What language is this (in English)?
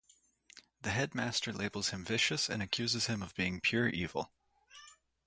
English